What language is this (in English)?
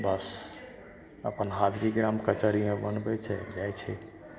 Maithili